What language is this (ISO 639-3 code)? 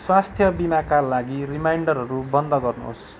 nep